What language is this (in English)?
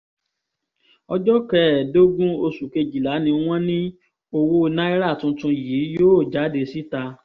Yoruba